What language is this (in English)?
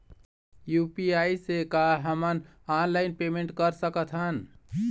Chhattisgarhi